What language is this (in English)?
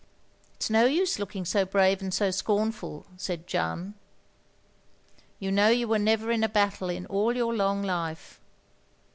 English